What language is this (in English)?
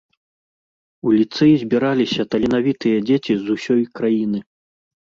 Belarusian